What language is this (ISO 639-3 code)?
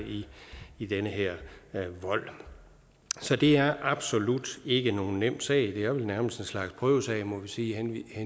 dan